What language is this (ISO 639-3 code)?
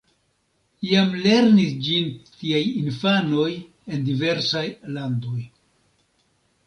epo